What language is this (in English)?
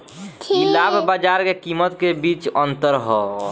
Bhojpuri